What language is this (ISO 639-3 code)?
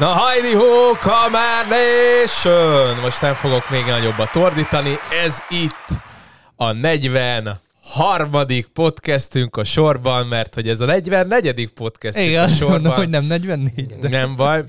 hun